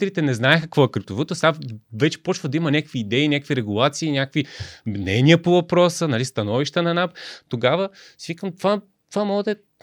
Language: Bulgarian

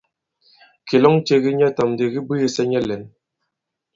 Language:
Bankon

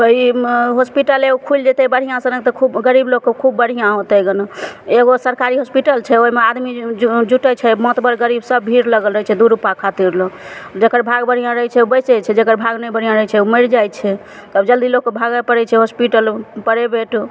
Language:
Maithili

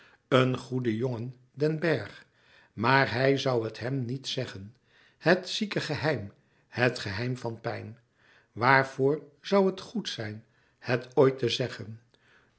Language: Dutch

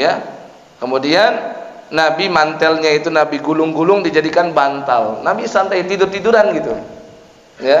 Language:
Indonesian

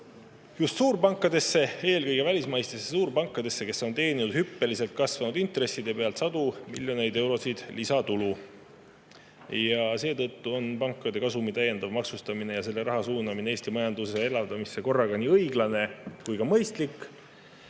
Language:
Estonian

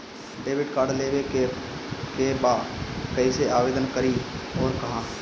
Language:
Bhojpuri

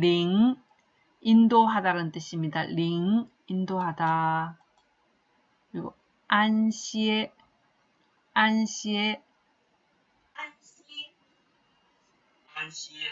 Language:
Korean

